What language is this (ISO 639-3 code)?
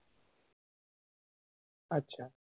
ben